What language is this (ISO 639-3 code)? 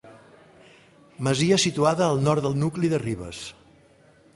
cat